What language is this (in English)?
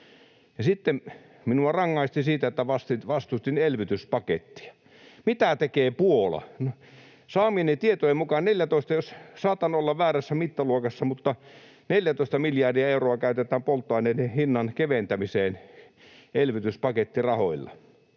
Finnish